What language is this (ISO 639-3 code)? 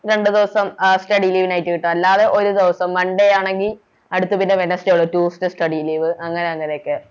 mal